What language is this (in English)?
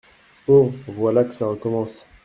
French